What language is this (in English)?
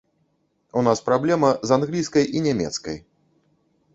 Belarusian